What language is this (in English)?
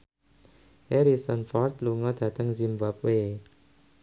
Javanese